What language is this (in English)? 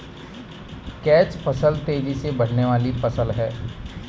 Hindi